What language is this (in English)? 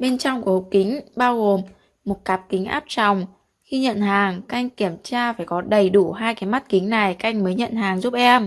Vietnamese